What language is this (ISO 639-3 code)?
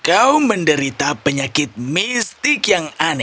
ind